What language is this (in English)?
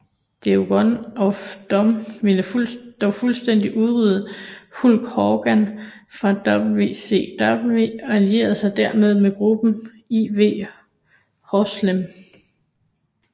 Danish